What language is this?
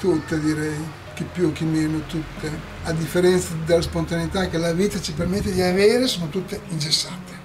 Italian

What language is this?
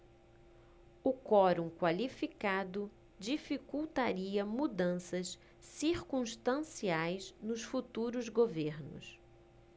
Portuguese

